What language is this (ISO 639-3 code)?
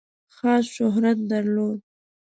pus